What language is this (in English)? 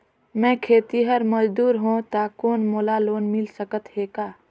Chhattisgarhi